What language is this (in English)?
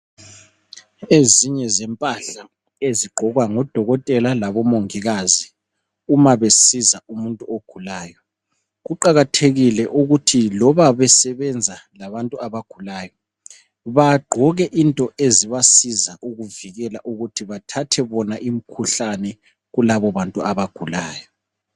North Ndebele